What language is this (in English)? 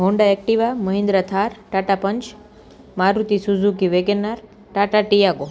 Gujarati